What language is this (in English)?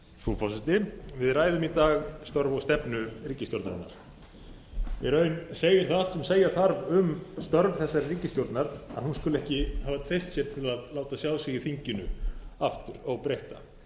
Icelandic